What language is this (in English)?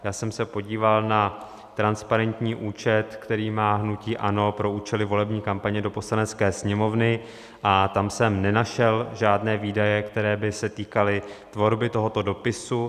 Czech